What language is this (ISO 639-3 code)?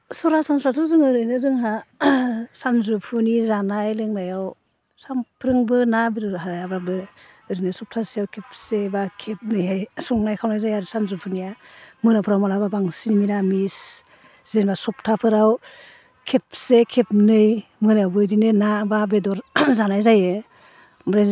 brx